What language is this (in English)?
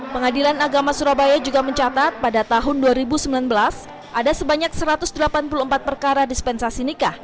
Indonesian